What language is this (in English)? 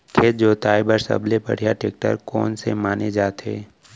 Chhattisgarhi